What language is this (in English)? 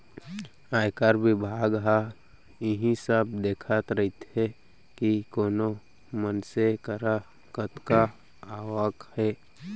Chhattisgarhi